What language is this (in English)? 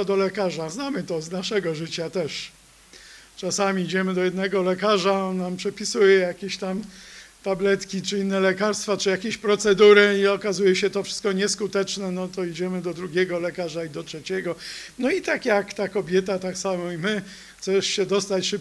Polish